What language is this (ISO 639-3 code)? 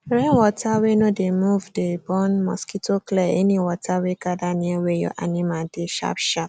pcm